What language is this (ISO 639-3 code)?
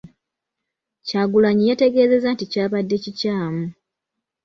lug